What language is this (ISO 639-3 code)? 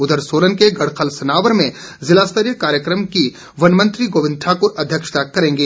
hin